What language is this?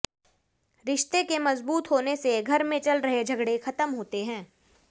Hindi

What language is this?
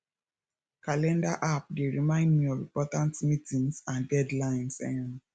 Nigerian Pidgin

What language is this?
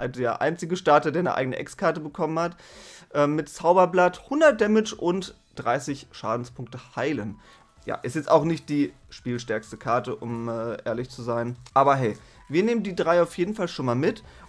German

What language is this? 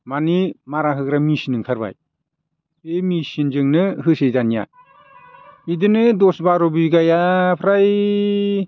Bodo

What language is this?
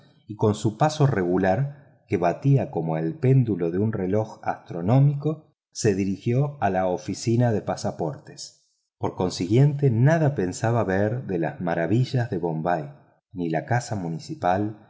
Spanish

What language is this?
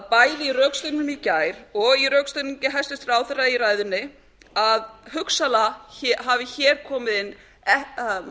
Icelandic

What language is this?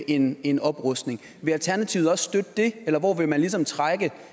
Danish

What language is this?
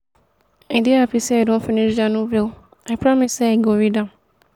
Nigerian Pidgin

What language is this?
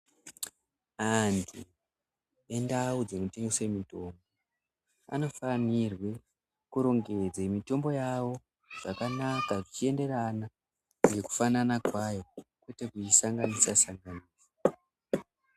Ndau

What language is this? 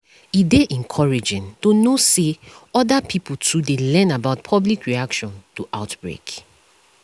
Nigerian Pidgin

